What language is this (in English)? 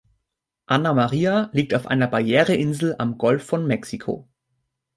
German